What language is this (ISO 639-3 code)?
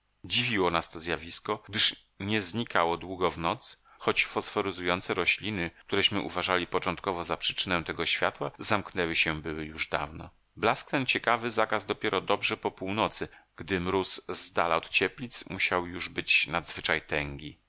pol